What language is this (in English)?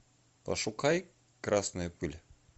Russian